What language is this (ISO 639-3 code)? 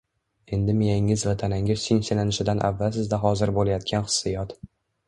uzb